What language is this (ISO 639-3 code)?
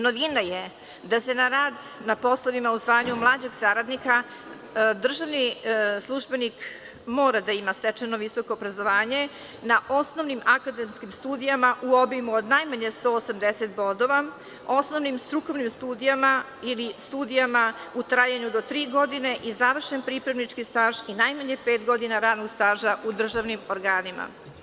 srp